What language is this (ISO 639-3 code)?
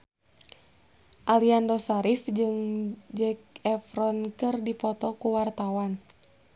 sun